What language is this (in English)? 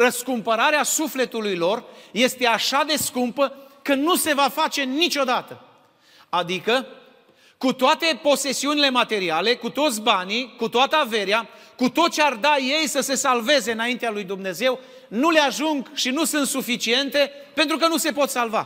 Romanian